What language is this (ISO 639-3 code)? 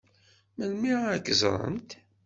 kab